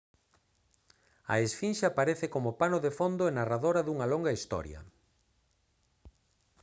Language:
Galician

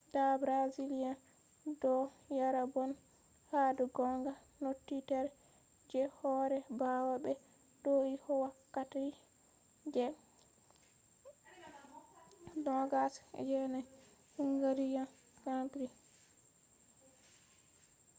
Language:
Fula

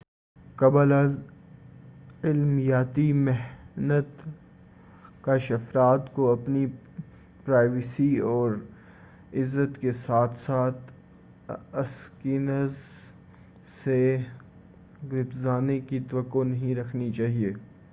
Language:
Urdu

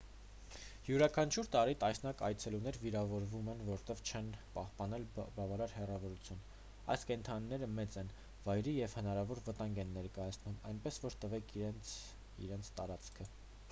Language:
Armenian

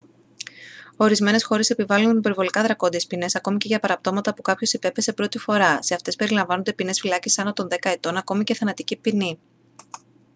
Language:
Greek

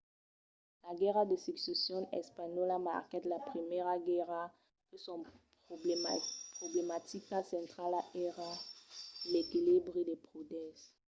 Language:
Occitan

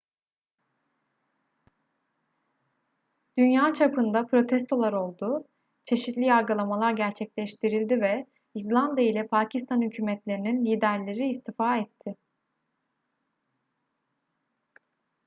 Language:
Turkish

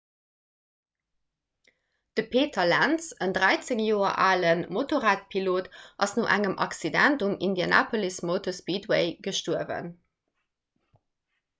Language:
Luxembourgish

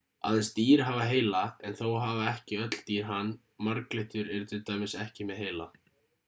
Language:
Icelandic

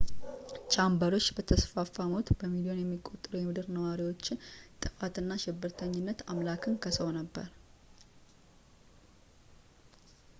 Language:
Amharic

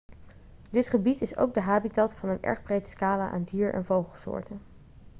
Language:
Dutch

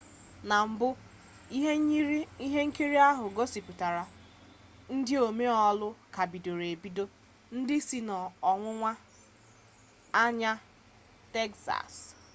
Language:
Igbo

